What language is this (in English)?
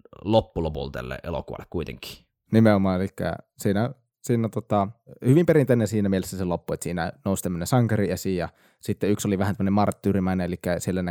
Finnish